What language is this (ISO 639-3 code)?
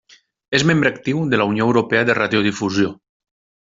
cat